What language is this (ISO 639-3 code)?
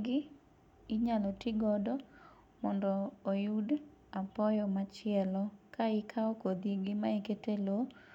luo